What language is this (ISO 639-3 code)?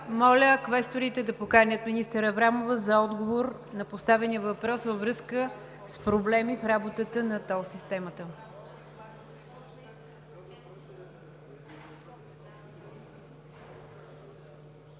bul